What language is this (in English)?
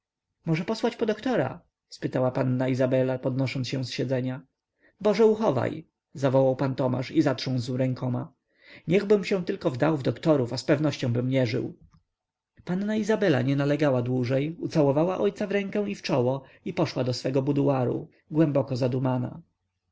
Polish